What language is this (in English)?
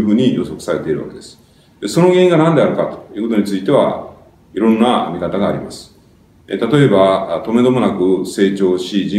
Japanese